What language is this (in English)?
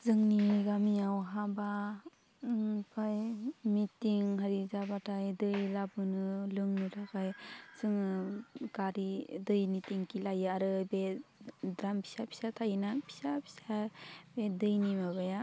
Bodo